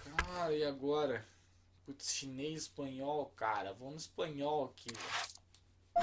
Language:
Portuguese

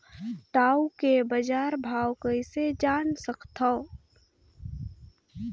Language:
Chhattisgarhi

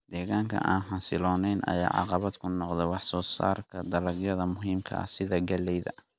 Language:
Somali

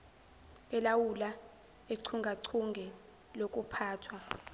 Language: Zulu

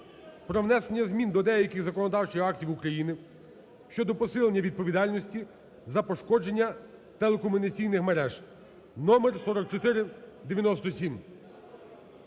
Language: Ukrainian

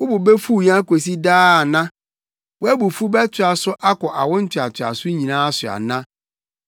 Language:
Akan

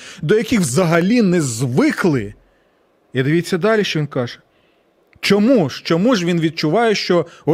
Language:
Ukrainian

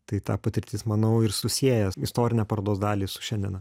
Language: Lithuanian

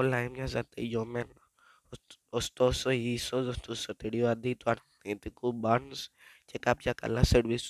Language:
Greek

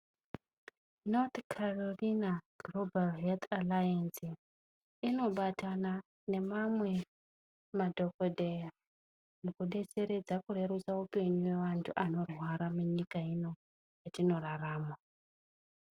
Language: Ndau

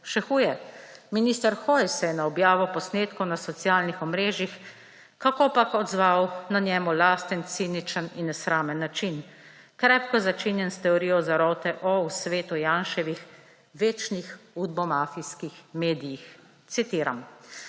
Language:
Slovenian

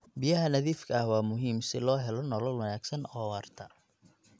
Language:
Somali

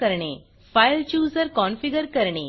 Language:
Marathi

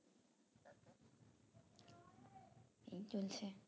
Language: Bangla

